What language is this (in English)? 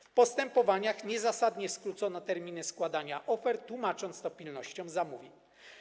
Polish